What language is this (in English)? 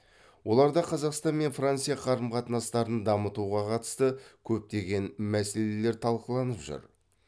Kazakh